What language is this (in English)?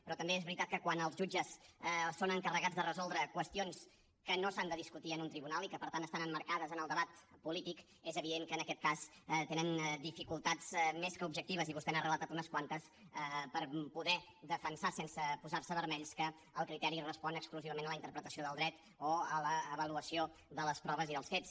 Catalan